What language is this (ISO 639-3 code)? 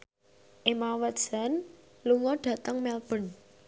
jav